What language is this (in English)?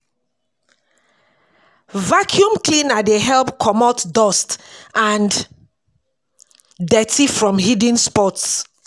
Nigerian Pidgin